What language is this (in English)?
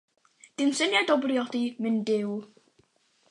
Welsh